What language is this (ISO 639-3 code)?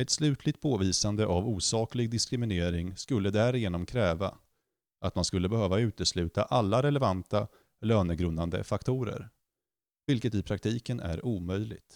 swe